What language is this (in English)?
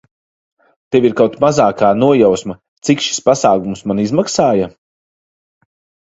Latvian